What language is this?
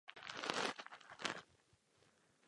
Czech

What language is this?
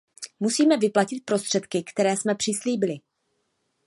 Czech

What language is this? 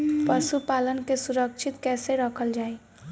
Bhojpuri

